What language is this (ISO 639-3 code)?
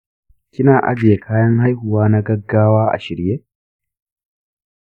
hau